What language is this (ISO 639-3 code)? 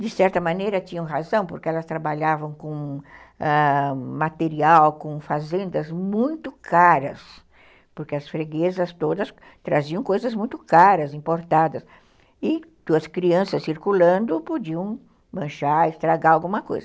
por